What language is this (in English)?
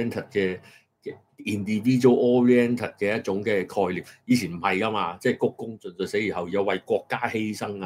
Chinese